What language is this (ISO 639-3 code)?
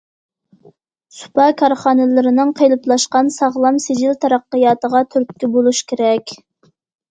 uig